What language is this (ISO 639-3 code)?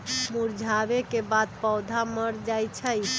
mag